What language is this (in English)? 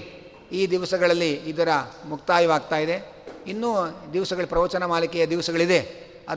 Kannada